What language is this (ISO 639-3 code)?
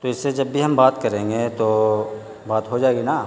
urd